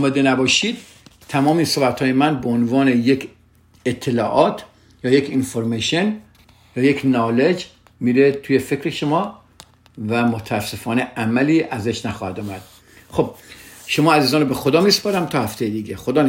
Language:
Persian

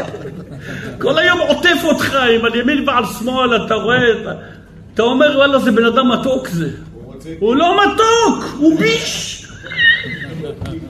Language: Hebrew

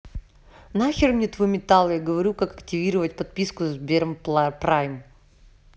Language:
Russian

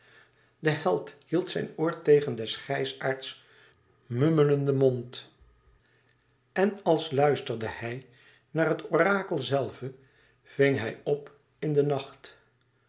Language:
Dutch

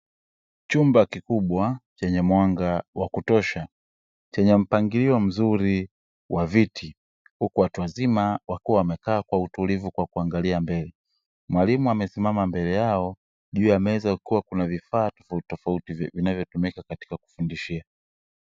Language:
Swahili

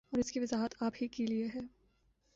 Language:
Urdu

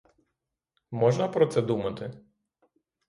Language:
Ukrainian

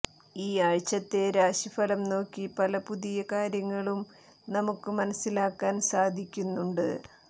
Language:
Malayalam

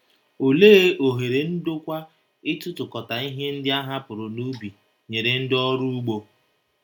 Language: Igbo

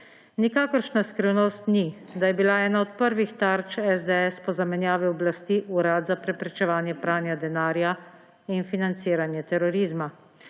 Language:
Slovenian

